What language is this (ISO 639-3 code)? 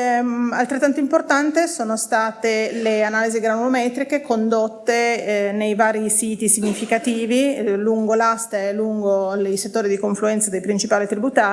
ita